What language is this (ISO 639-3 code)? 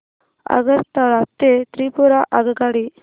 mar